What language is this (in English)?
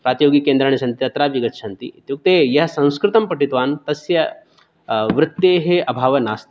Sanskrit